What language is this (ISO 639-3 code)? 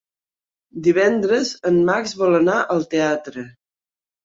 cat